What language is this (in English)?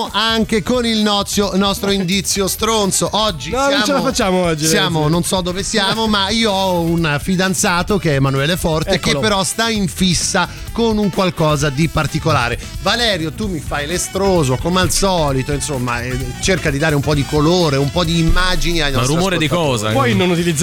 Italian